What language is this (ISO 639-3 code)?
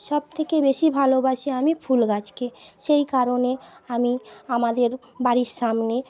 ben